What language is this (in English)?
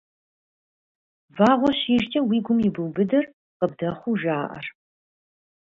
Kabardian